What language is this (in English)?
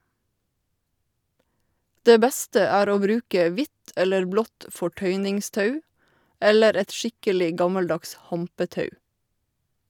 Norwegian